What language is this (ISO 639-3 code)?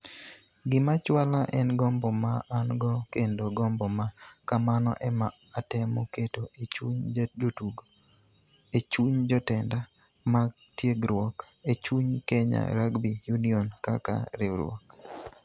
luo